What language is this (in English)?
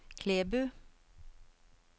Norwegian